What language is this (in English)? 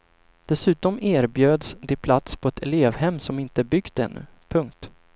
Swedish